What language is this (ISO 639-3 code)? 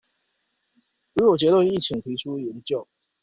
zho